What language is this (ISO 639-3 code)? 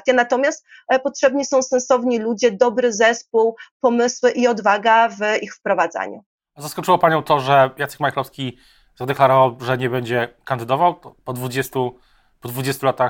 pol